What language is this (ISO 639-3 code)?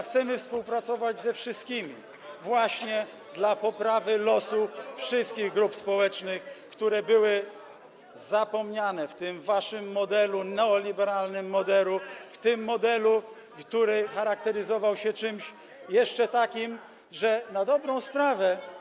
pol